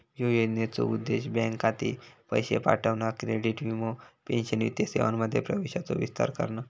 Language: Marathi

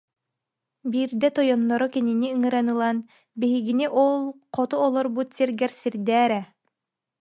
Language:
Yakut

